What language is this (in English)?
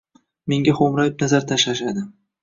Uzbek